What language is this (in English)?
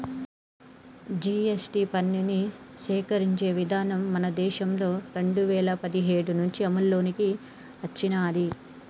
Telugu